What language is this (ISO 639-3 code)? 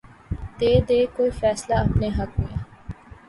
urd